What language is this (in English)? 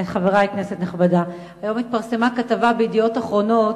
Hebrew